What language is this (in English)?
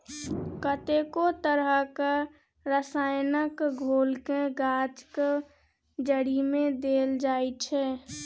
Maithili